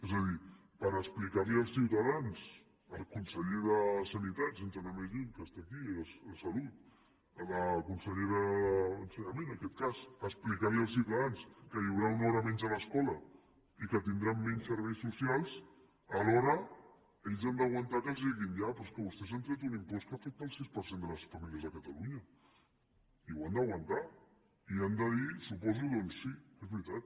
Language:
Catalan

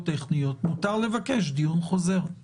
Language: Hebrew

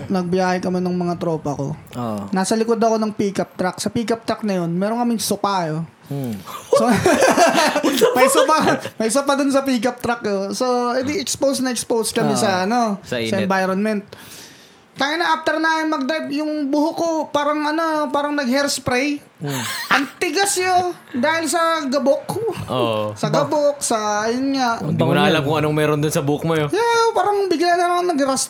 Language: Filipino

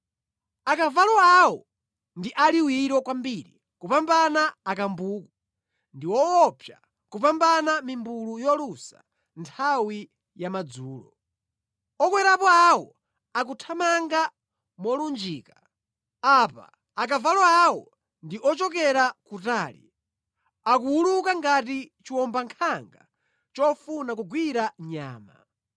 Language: Nyanja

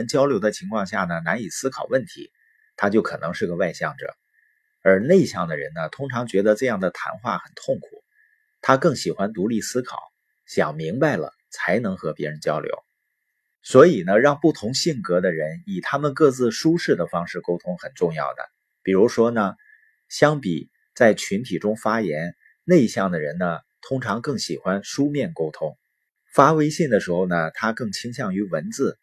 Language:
Chinese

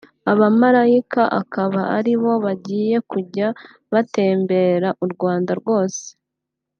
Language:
Kinyarwanda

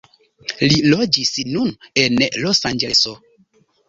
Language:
Esperanto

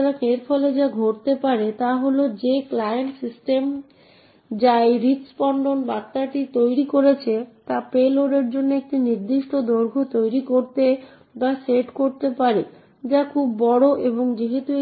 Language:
Bangla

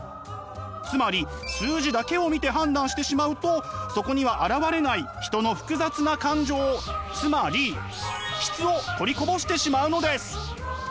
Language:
Japanese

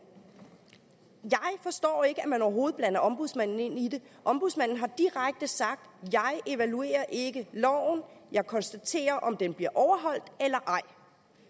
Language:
Danish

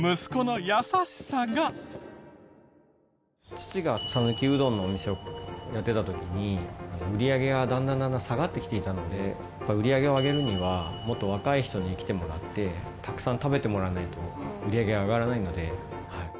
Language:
Japanese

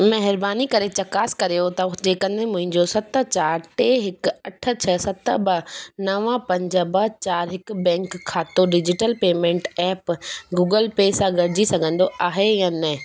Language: Sindhi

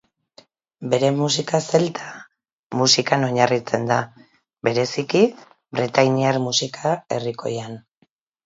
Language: Basque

